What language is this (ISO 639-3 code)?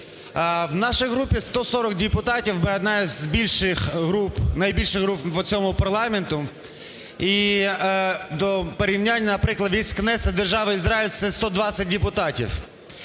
ukr